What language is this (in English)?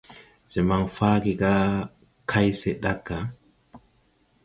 Tupuri